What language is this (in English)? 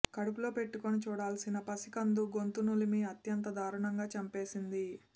Telugu